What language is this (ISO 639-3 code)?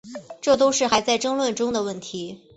zho